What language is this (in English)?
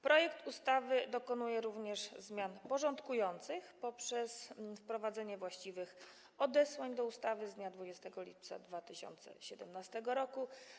Polish